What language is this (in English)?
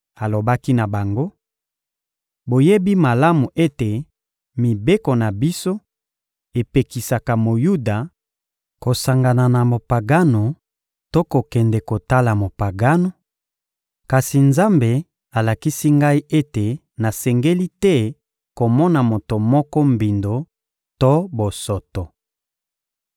Lingala